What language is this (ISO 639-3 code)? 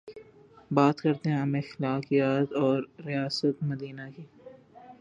urd